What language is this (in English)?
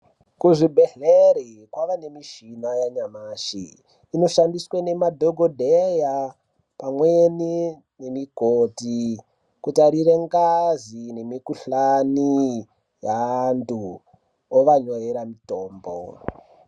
Ndau